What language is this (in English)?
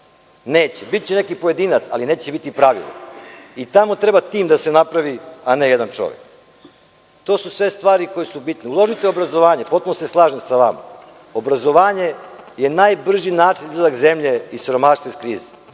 Serbian